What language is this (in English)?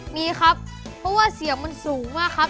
Thai